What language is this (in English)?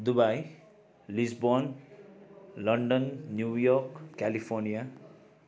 Nepali